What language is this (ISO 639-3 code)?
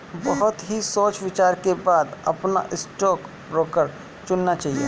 hin